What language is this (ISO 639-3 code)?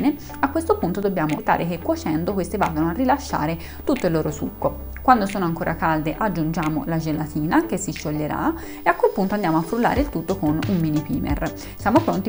ita